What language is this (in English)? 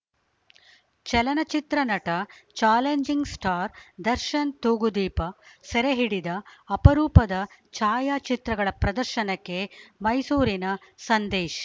Kannada